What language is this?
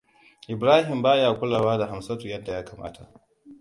Hausa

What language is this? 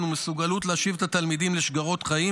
Hebrew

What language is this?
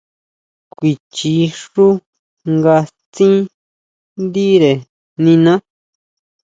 Huautla Mazatec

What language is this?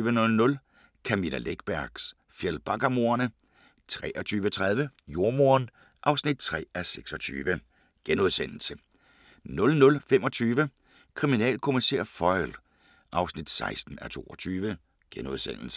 Danish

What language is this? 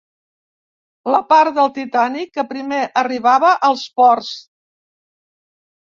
Catalan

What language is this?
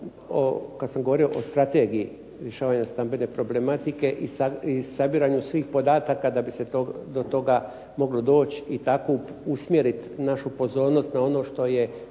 Croatian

